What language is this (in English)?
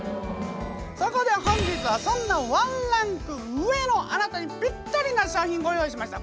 Japanese